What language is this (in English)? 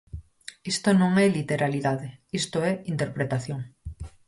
Galician